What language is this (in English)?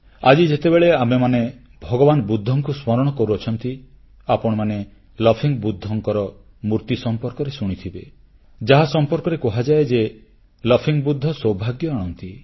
Odia